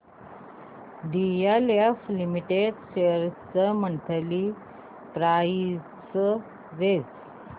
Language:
Marathi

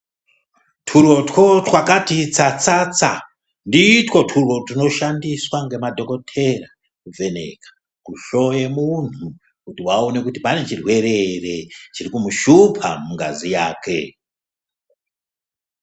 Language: Ndau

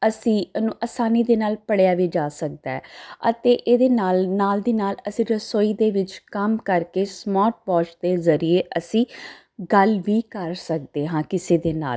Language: Punjabi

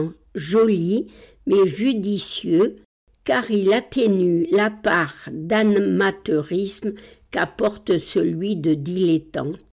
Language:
French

